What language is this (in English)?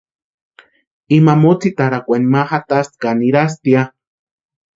Western Highland Purepecha